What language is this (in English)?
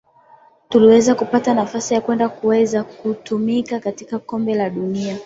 Swahili